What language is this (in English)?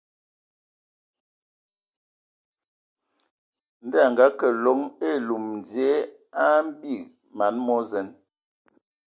Ewondo